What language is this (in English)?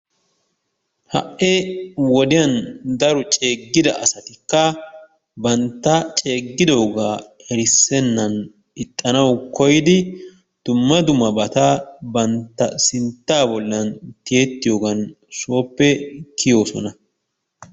Wolaytta